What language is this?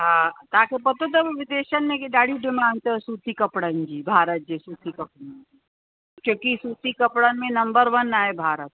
Sindhi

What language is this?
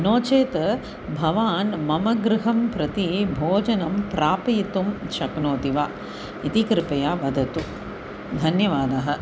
Sanskrit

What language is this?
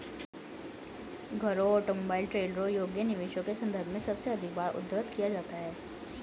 Hindi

